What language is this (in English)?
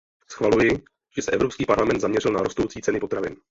Czech